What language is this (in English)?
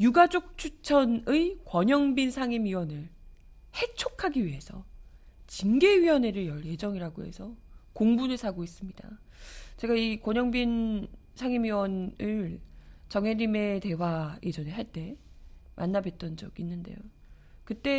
Korean